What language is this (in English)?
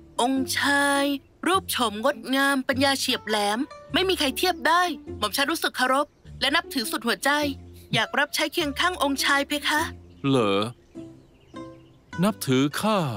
Thai